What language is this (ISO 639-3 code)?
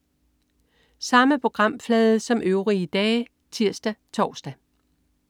dan